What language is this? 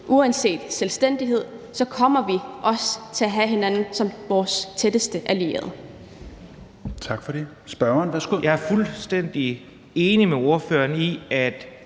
Danish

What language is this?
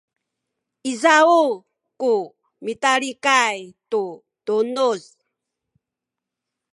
Sakizaya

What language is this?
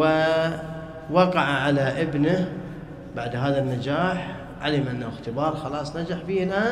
Arabic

